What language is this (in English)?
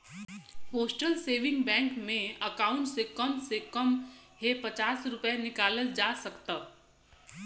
Bhojpuri